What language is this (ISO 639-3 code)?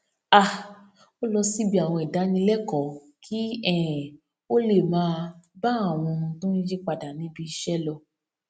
yor